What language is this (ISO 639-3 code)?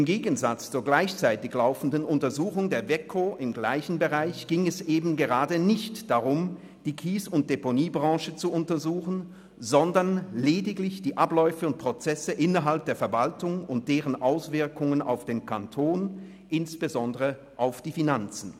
gsw